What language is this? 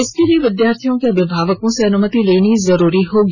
Hindi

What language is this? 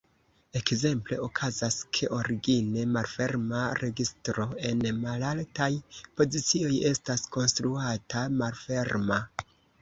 Esperanto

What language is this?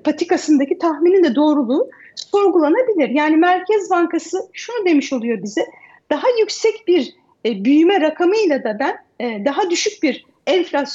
Turkish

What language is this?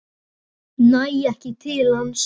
Icelandic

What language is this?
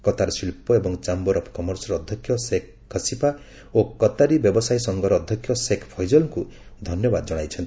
Odia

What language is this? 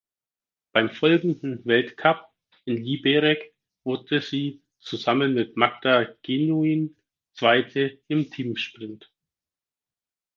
German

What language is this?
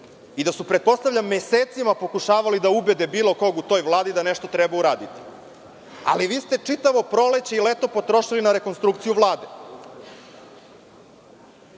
Serbian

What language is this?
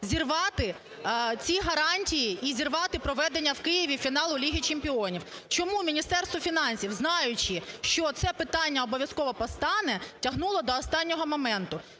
Ukrainian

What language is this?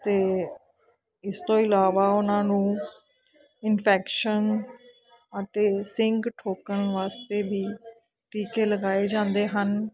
Punjabi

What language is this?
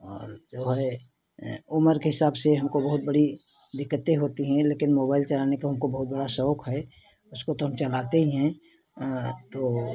Hindi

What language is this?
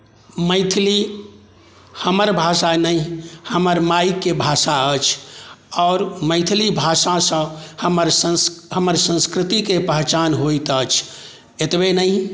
Maithili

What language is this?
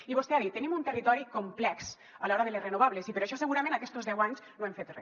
Catalan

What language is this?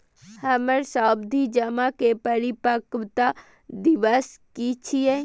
Maithili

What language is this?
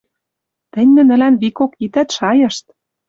Western Mari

